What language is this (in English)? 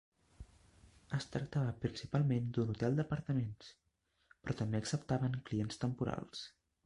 Catalan